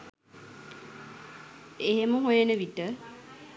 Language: Sinhala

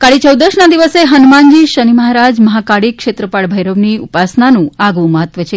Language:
Gujarati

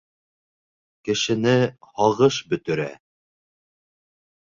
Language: Bashkir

